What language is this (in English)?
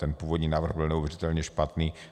Czech